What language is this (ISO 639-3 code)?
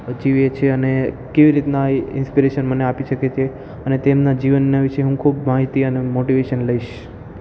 guj